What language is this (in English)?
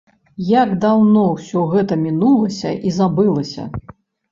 Belarusian